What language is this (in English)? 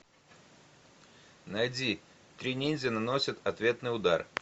Russian